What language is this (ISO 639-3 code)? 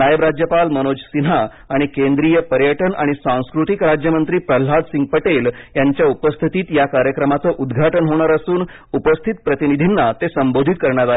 mar